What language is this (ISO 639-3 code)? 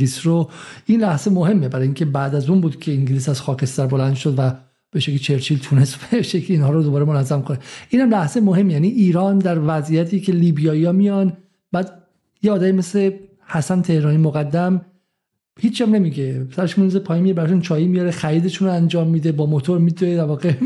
fas